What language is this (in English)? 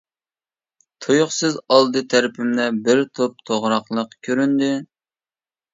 Uyghur